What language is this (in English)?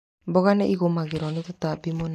Kikuyu